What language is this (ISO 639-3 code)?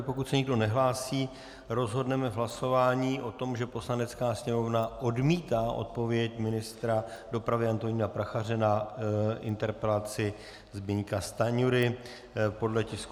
ces